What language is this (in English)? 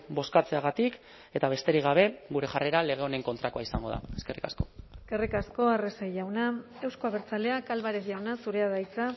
Basque